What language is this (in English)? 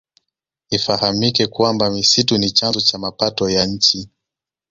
Swahili